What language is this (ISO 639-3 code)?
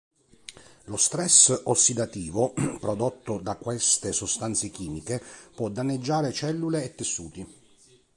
ita